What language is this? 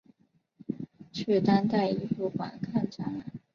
Chinese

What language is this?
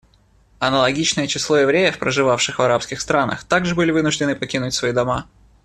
Russian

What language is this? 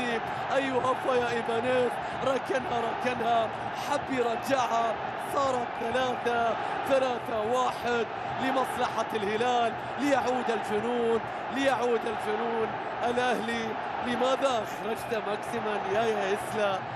Arabic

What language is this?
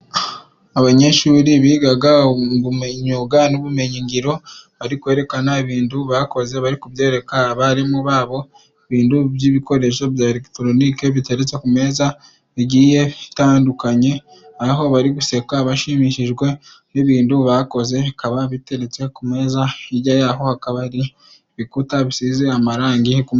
Kinyarwanda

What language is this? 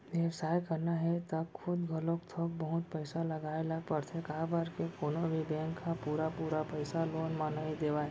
Chhattisgarhi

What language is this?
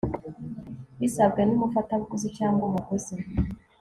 Kinyarwanda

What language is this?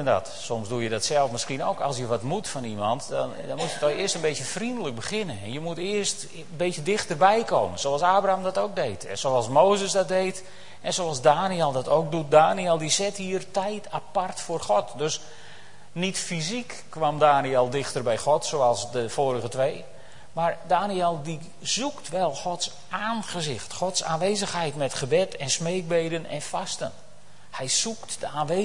Dutch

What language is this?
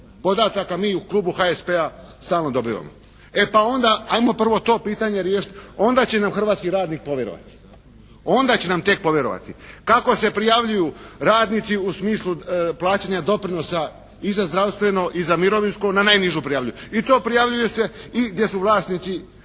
Croatian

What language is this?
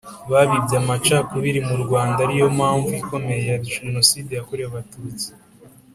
Kinyarwanda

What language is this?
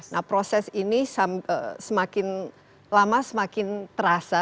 Indonesian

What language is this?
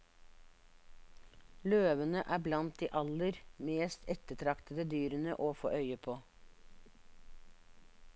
Norwegian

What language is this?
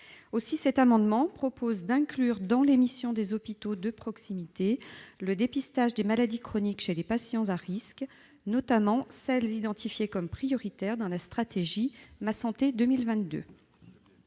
French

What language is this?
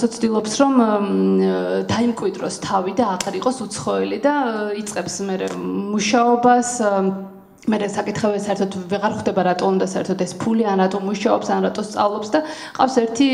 Romanian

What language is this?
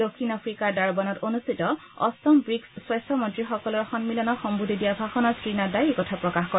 Assamese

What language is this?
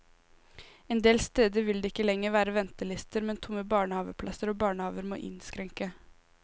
Norwegian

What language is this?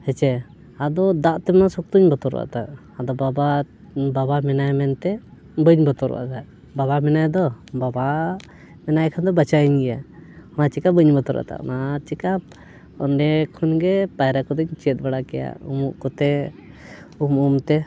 Santali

